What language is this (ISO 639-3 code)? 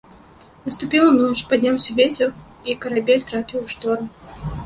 bel